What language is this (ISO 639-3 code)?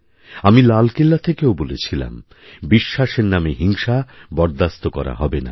ben